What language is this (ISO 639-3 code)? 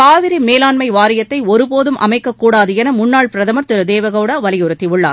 tam